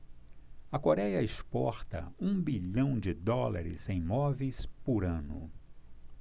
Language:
Portuguese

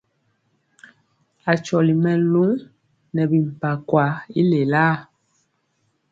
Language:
Mpiemo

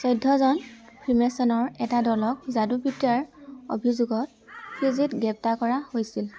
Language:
Assamese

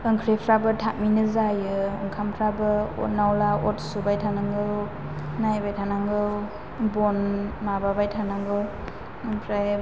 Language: Bodo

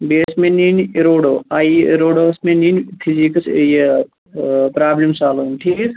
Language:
Kashmiri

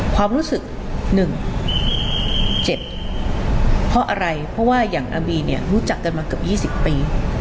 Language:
Thai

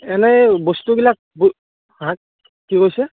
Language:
Assamese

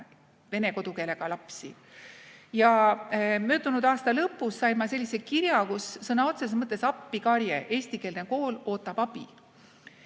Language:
Estonian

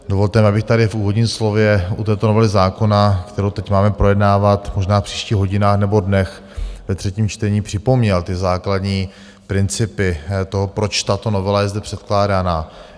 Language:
Czech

